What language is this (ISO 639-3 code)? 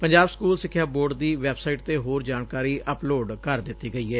pan